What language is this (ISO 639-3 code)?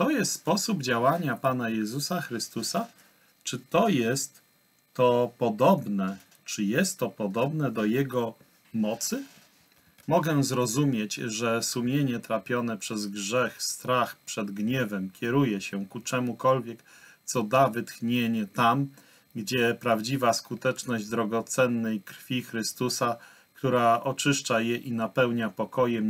pol